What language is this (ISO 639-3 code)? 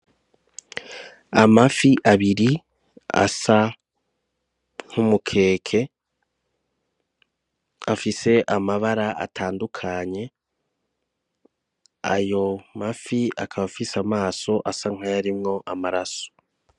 run